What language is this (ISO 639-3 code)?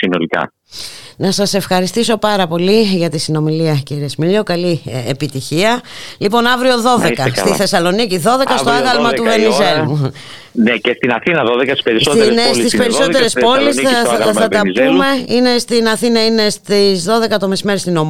ell